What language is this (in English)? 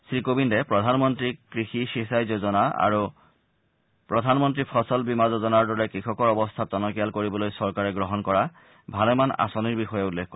Assamese